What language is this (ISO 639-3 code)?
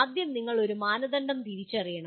mal